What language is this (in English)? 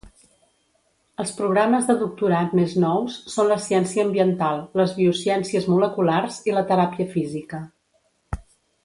Catalan